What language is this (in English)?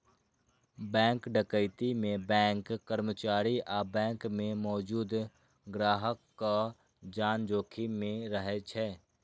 Maithili